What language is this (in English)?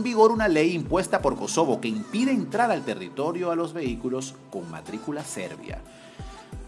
Spanish